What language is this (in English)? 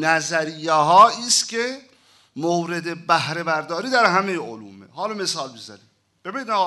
Persian